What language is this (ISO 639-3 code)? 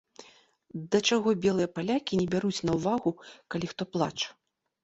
bel